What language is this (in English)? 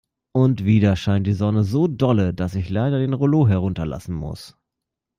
German